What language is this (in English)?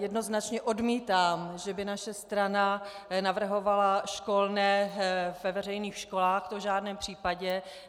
Czech